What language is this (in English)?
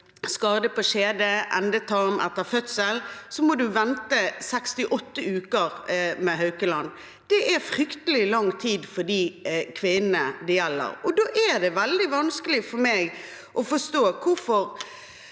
Norwegian